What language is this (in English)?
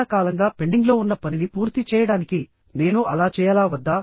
Telugu